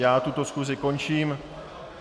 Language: Czech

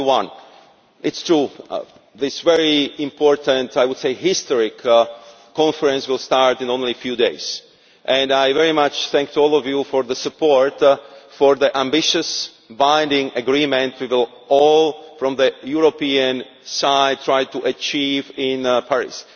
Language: English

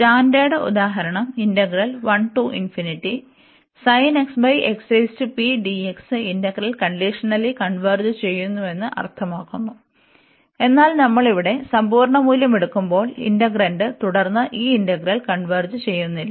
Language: Malayalam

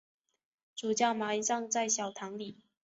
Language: Chinese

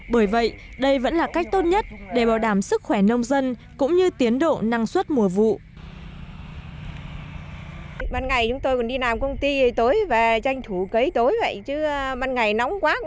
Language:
Vietnamese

